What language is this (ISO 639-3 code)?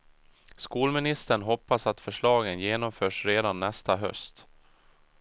swe